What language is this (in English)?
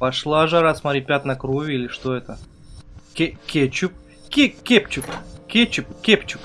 Russian